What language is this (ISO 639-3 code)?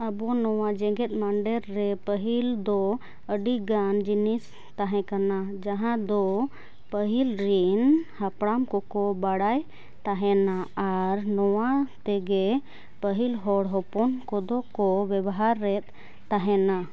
sat